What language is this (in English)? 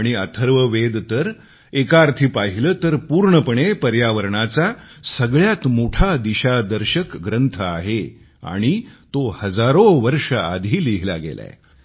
Marathi